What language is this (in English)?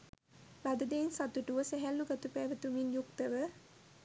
Sinhala